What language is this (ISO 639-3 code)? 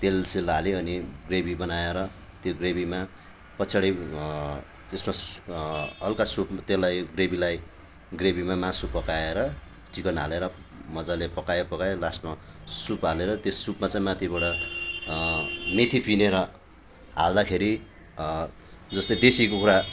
nep